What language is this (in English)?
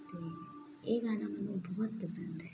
Punjabi